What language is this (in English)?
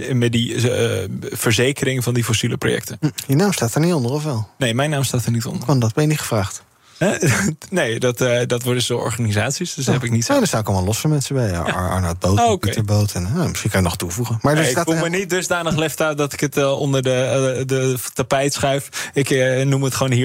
Dutch